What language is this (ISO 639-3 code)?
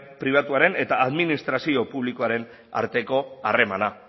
eus